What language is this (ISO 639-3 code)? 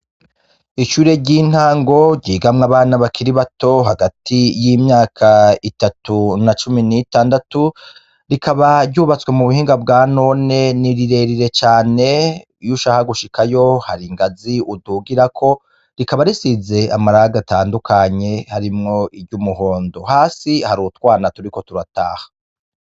run